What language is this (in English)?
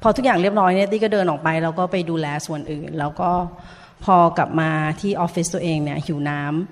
Thai